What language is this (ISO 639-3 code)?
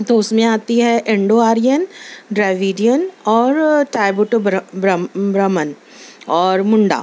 urd